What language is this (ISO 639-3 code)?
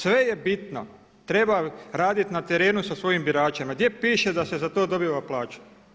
hrv